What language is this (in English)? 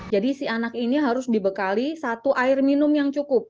Indonesian